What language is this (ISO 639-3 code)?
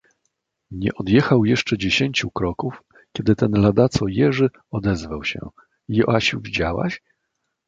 pol